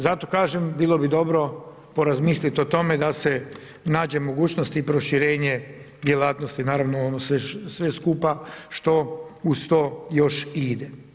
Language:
Croatian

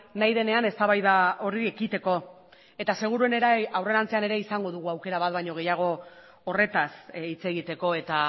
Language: Basque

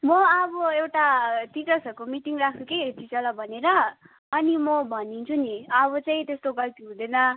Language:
Nepali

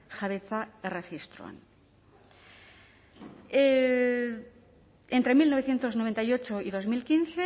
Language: Spanish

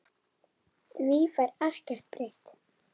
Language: Icelandic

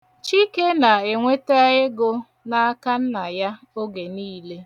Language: Igbo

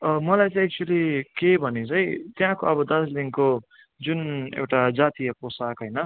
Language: Nepali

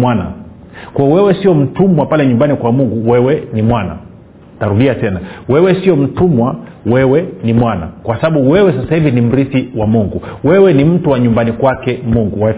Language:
Swahili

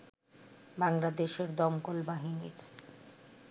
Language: Bangla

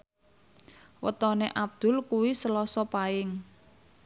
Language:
Javanese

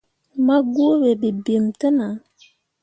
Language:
Mundang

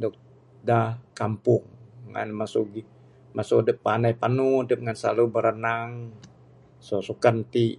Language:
Bukar-Sadung Bidayuh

